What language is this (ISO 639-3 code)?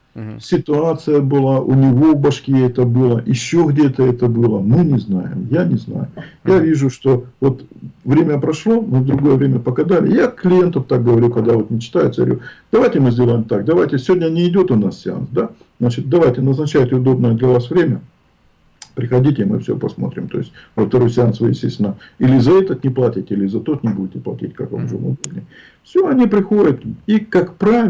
rus